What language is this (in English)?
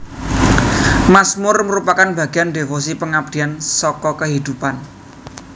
Javanese